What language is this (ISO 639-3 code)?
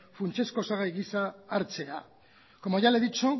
eus